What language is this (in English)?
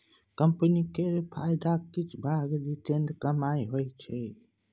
Maithili